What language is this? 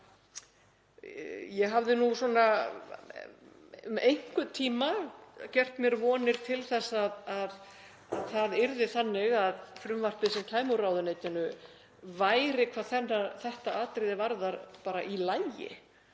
Icelandic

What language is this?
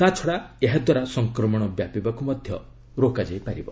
Odia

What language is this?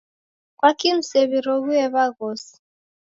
Taita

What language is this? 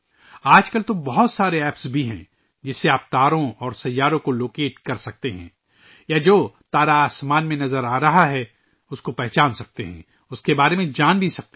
Urdu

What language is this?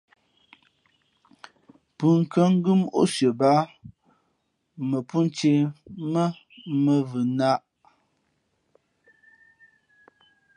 Fe'fe'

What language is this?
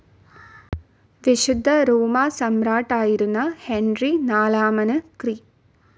Malayalam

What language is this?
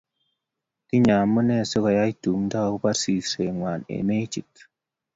Kalenjin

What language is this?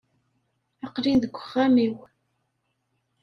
Kabyle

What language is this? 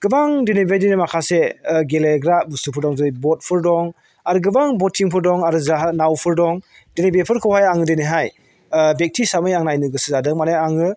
Bodo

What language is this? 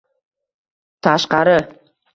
Uzbek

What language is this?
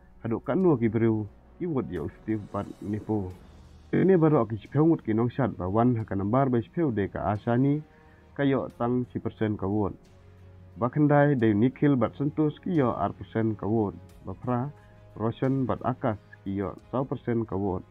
Malay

